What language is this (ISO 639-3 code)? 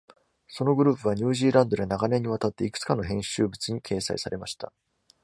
jpn